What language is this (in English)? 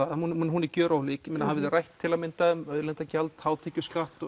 Icelandic